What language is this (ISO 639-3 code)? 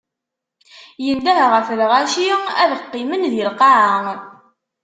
kab